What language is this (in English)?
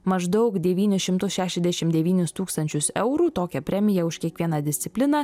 Lithuanian